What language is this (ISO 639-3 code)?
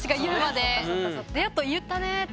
jpn